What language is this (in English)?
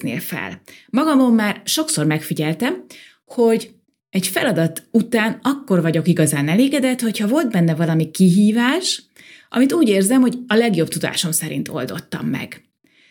Hungarian